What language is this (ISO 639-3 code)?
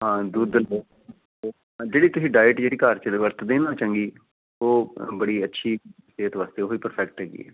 pan